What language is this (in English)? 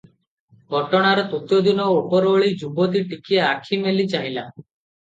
Odia